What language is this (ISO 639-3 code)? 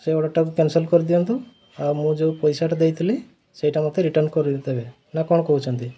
ori